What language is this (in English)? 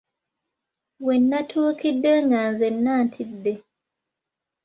Ganda